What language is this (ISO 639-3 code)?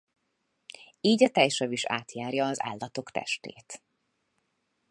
hun